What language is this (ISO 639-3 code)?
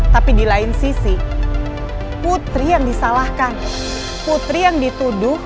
ind